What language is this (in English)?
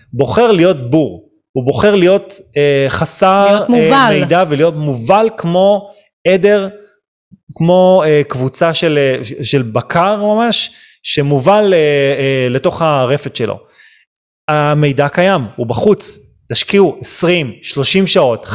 Hebrew